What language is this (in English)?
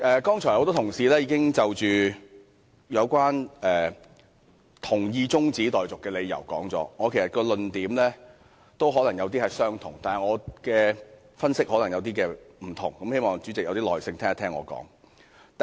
Cantonese